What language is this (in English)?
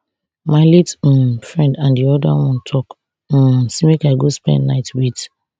Nigerian Pidgin